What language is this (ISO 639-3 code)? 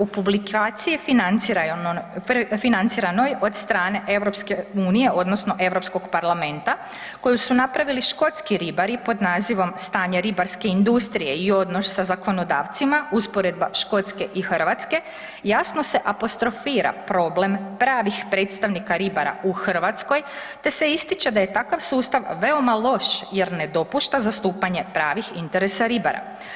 hrv